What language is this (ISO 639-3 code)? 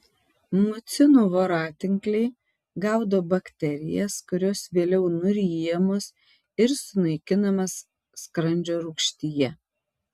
lit